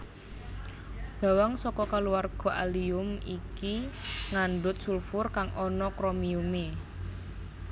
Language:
Javanese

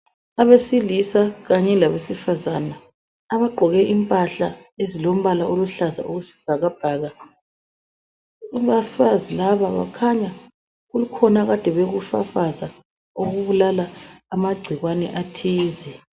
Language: North Ndebele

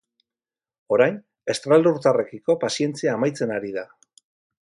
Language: Basque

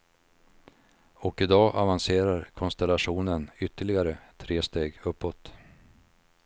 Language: Swedish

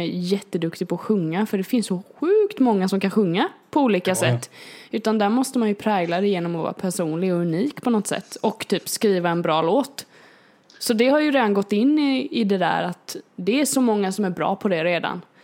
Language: Swedish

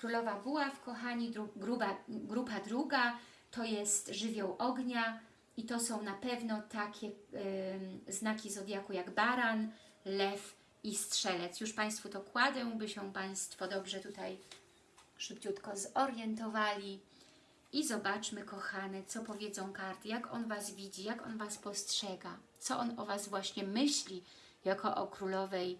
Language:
Polish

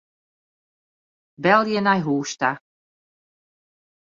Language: Western Frisian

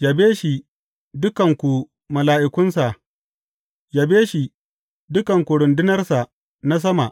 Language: Hausa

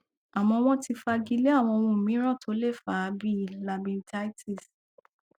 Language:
Yoruba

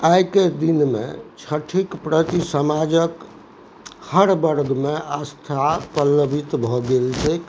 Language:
Maithili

